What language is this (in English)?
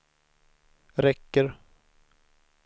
Swedish